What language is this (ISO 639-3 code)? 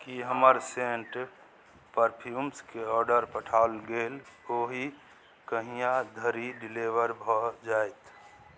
mai